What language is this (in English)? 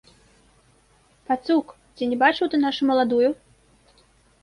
Belarusian